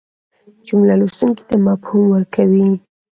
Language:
Pashto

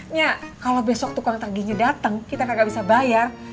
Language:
Indonesian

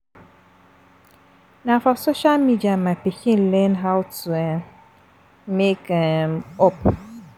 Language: Nigerian Pidgin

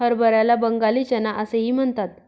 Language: Marathi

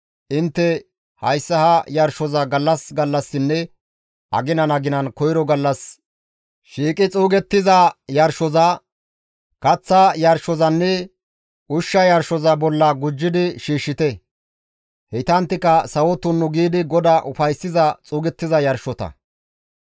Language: Gamo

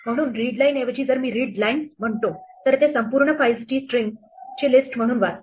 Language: Marathi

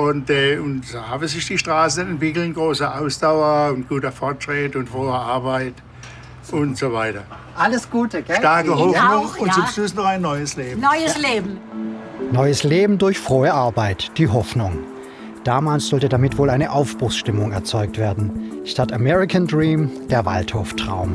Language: German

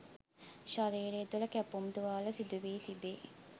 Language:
Sinhala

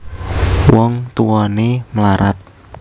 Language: Javanese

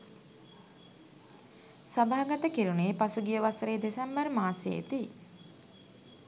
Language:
Sinhala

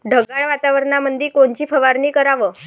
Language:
Marathi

